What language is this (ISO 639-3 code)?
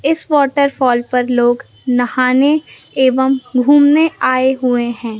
hin